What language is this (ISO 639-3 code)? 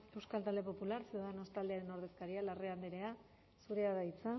eus